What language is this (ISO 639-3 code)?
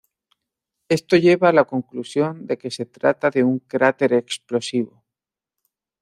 spa